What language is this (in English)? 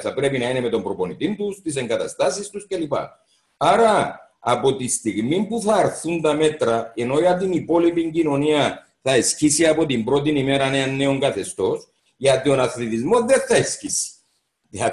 Greek